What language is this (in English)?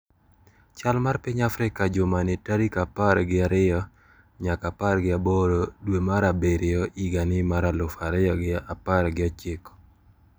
Luo (Kenya and Tanzania)